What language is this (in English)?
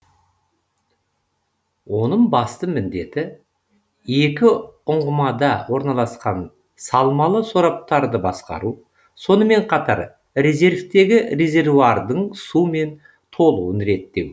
Kazakh